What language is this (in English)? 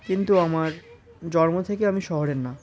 Bangla